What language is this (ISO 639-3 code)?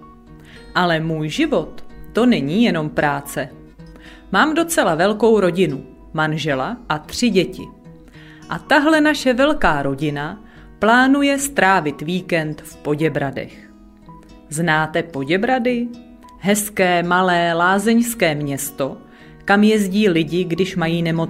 ces